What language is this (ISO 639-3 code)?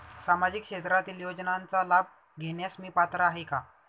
mar